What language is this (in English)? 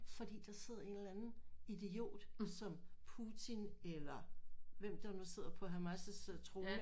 Danish